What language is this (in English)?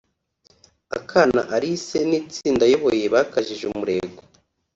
Kinyarwanda